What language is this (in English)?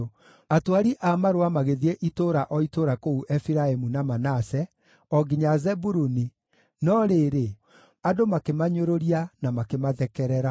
Kikuyu